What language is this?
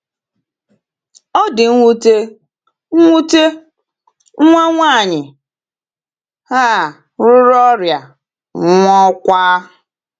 Igbo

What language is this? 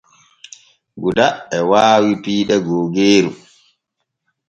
Borgu Fulfulde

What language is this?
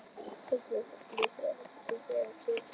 Icelandic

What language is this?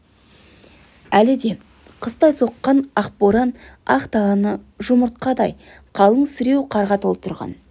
Kazakh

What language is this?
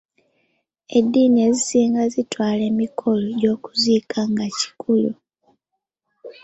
Ganda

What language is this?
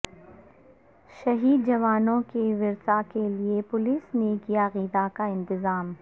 Urdu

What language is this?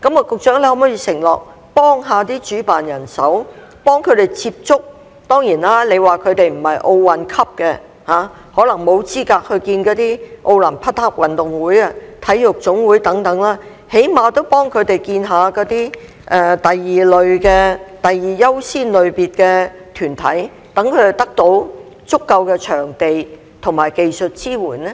Cantonese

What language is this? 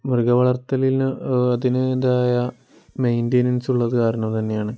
Malayalam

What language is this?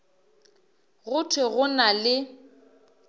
Northern Sotho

